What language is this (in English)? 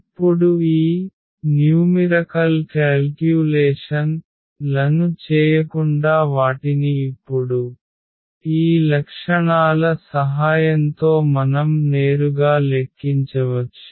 Telugu